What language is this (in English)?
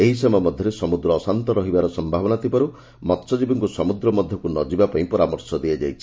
Odia